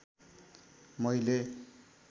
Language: Nepali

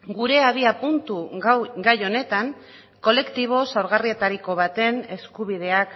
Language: Basque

